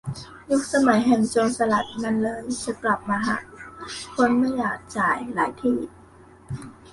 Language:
Thai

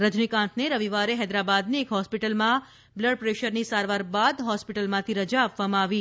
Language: Gujarati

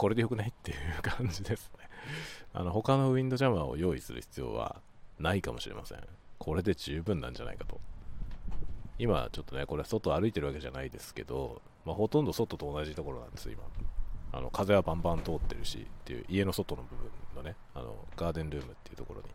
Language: Japanese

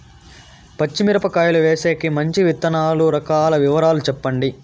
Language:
Telugu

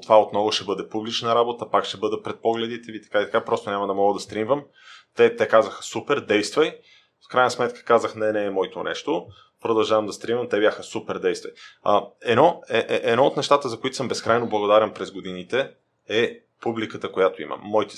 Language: Bulgarian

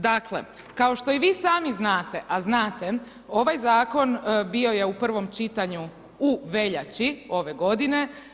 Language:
Croatian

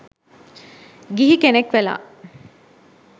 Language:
Sinhala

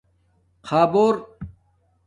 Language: Domaaki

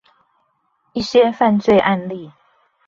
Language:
Chinese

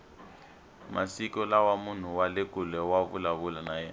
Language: Tsonga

